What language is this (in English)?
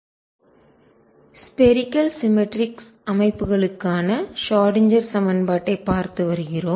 Tamil